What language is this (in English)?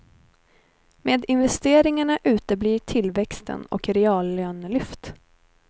Swedish